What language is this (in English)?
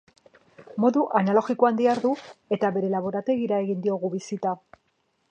Basque